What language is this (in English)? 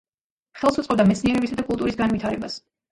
Georgian